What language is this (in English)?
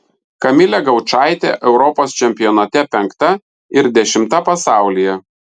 Lithuanian